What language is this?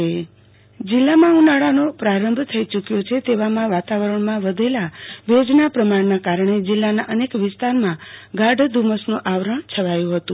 Gujarati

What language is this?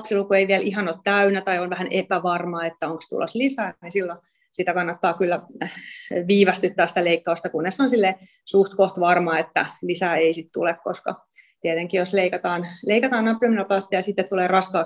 Finnish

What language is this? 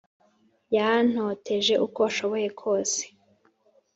Kinyarwanda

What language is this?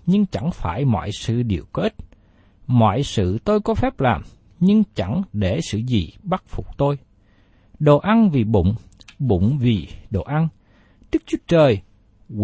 Vietnamese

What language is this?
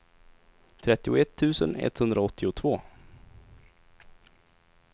Swedish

